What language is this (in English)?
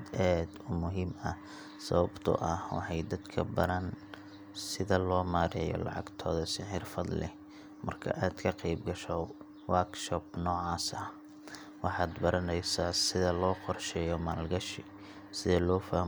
Somali